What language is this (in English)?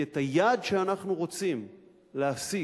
Hebrew